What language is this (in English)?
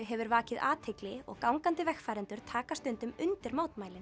Icelandic